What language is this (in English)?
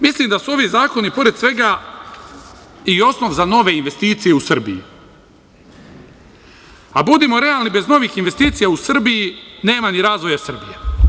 Serbian